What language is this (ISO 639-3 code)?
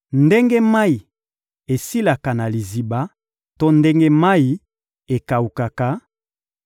lin